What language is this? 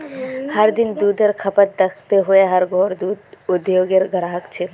Magahi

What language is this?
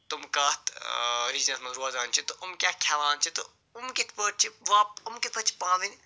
Kashmiri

